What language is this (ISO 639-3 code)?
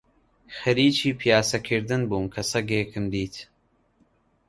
ckb